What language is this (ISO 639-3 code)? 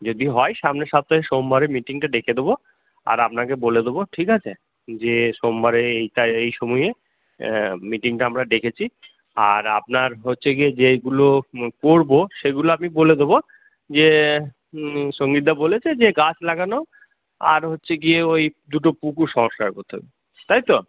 ben